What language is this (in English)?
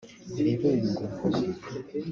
Kinyarwanda